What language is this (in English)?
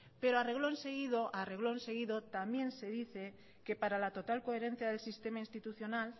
Spanish